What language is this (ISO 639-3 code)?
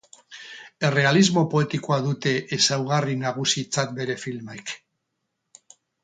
eus